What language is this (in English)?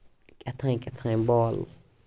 Kashmiri